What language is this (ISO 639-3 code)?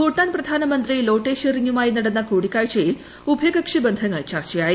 mal